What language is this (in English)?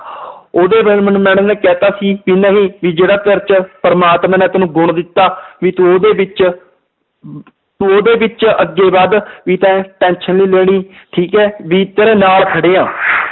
Punjabi